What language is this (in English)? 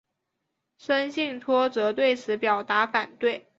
Chinese